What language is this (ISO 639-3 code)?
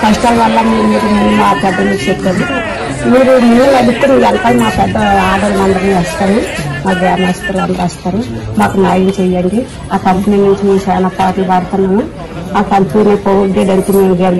ind